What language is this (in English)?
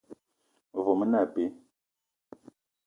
Eton (Cameroon)